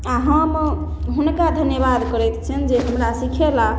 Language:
Maithili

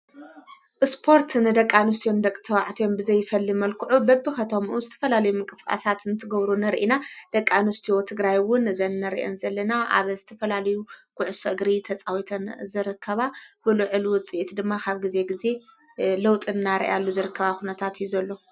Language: Tigrinya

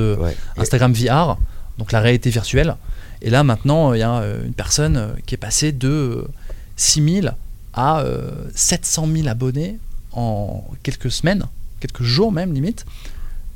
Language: French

